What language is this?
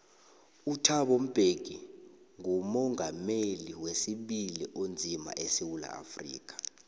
South Ndebele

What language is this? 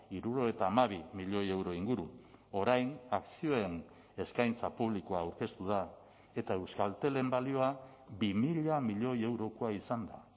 Basque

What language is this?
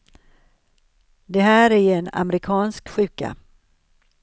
Swedish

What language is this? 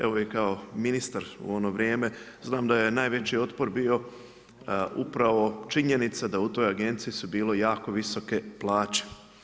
Croatian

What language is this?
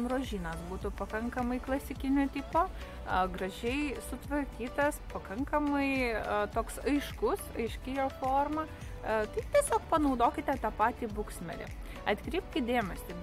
Lithuanian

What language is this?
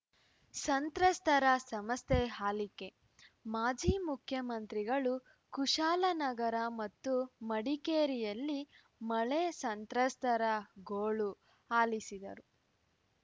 Kannada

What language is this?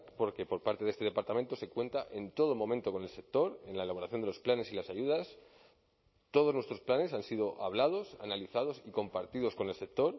Spanish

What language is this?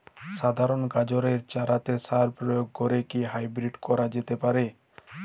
Bangla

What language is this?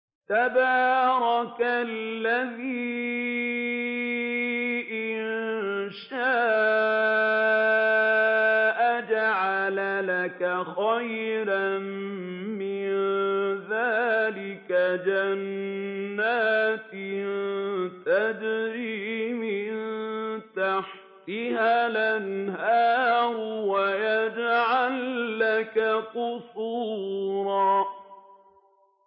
Arabic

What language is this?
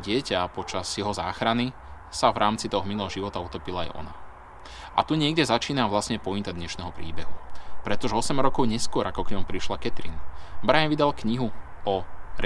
Slovak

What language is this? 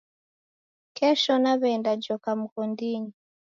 Taita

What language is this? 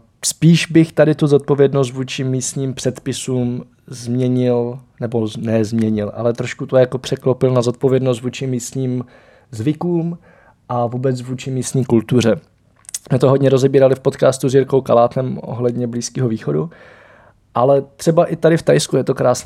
Czech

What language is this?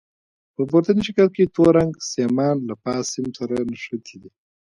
Pashto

